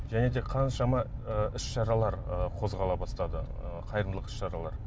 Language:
Kazakh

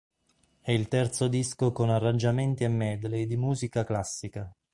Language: Italian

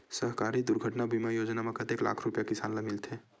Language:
Chhattisgarhi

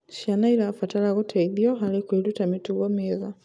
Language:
Kikuyu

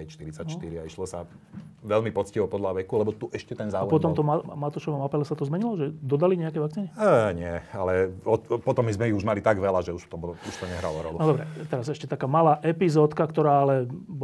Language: Slovak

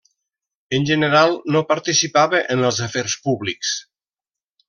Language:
Catalan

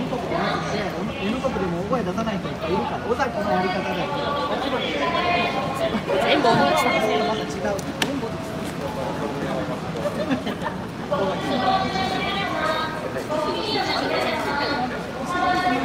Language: Japanese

